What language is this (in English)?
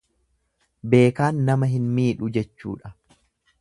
Oromo